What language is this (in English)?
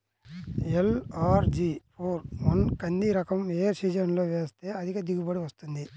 Telugu